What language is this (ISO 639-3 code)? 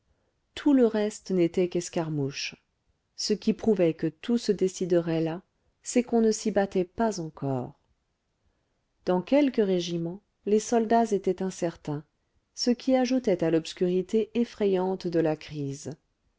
fra